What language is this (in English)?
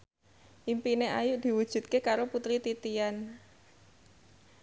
Javanese